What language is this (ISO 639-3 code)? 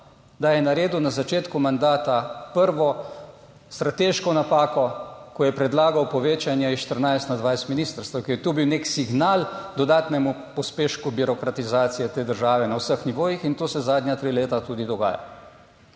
slv